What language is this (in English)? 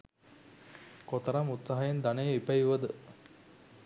Sinhala